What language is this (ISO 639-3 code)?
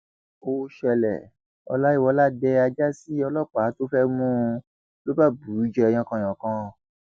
yor